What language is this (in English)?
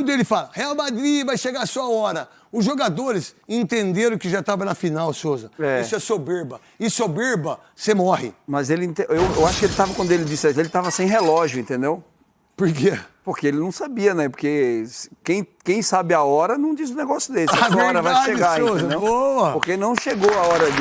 Portuguese